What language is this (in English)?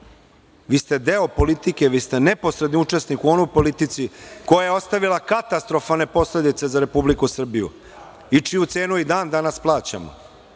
Serbian